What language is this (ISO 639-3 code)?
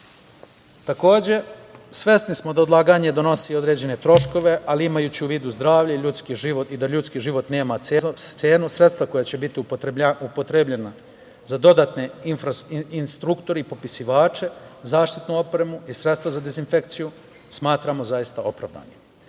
srp